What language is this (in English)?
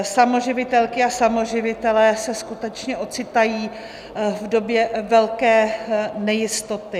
Czech